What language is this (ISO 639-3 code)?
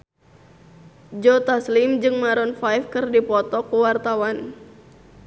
sun